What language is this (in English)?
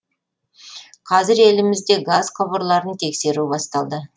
Kazakh